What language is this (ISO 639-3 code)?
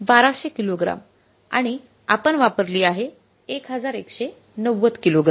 mar